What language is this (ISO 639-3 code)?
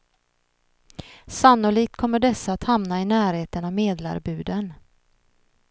swe